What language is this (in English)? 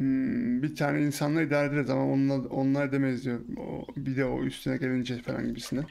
Turkish